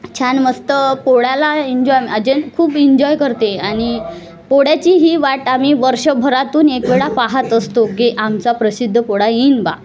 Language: Marathi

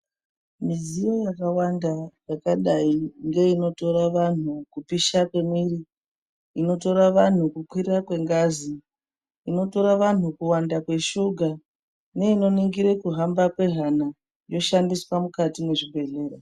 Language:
Ndau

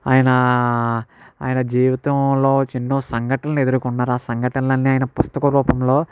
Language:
Telugu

